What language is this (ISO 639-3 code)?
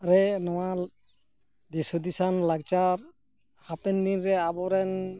sat